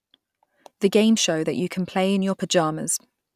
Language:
English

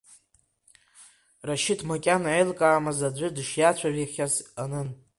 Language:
Abkhazian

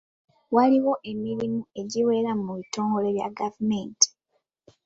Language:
Ganda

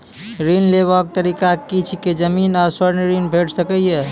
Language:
Maithili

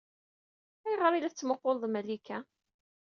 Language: Kabyle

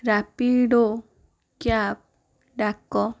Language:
Odia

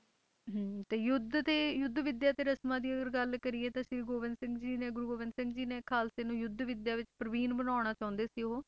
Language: Punjabi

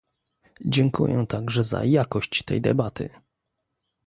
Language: Polish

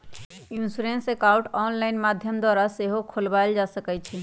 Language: Magahi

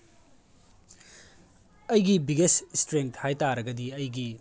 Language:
Manipuri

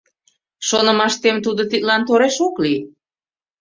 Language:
Mari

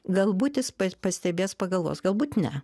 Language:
Lithuanian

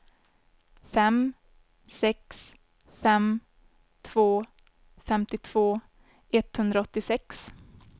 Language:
Swedish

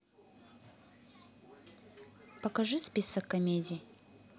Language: Russian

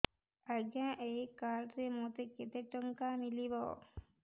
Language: Odia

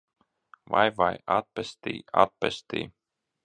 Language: Latvian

